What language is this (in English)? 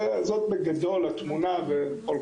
Hebrew